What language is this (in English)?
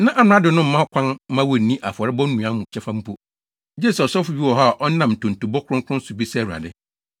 Akan